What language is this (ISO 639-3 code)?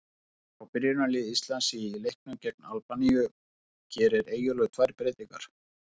isl